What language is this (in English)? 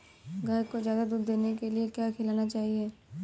Hindi